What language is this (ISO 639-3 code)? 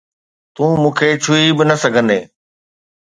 snd